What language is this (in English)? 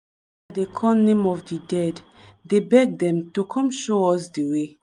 Nigerian Pidgin